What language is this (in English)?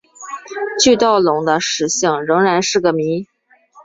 Chinese